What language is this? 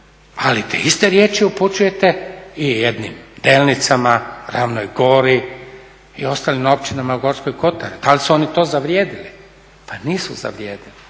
Croatian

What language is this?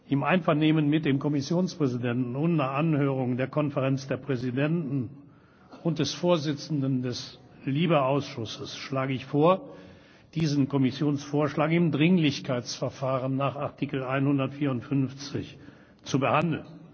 German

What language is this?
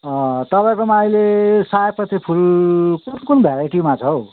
Nepali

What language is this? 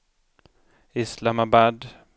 Swedish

